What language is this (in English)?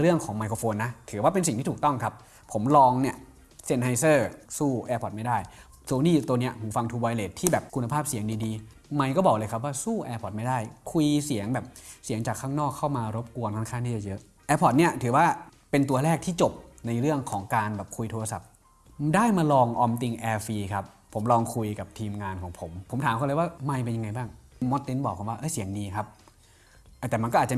Thai